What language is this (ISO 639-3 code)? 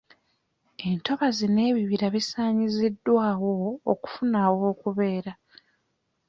lug